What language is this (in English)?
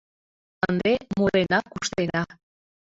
Mari